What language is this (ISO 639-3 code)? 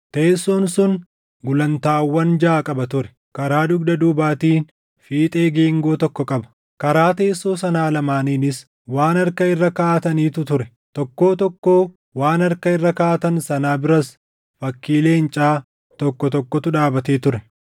orm